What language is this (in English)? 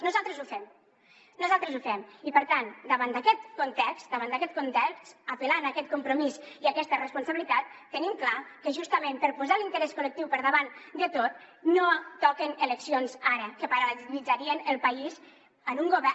Catalan